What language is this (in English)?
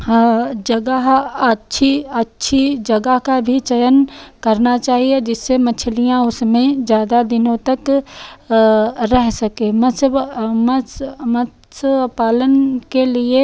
Hindi